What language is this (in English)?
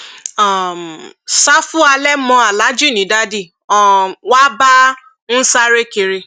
Yoruba